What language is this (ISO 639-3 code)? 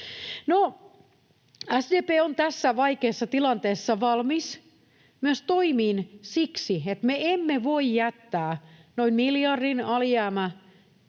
fin